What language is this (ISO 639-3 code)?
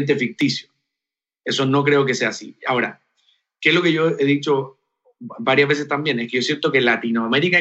spa